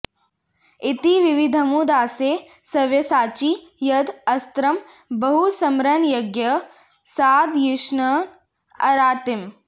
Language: Sanskrit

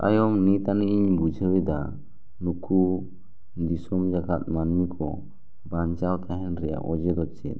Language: Santali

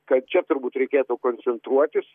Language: Lithuanian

